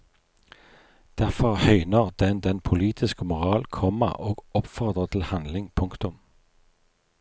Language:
Norwegian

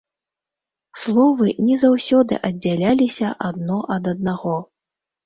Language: Belarusian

